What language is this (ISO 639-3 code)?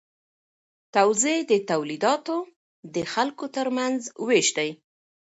pus